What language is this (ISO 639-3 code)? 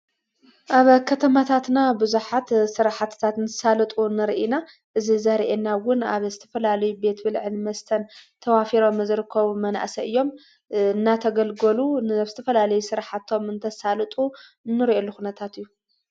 tir